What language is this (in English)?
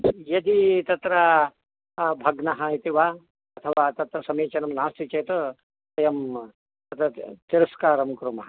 Sanskrit